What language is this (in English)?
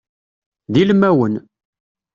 Kabyle